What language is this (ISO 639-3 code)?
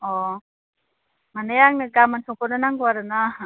brx